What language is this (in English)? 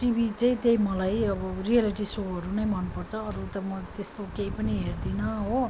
Nepali